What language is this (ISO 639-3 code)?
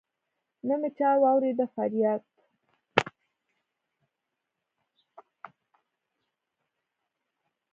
pus